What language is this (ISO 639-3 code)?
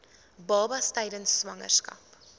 afr